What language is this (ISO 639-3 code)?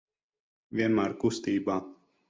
lav